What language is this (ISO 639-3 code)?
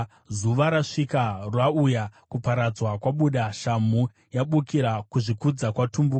sna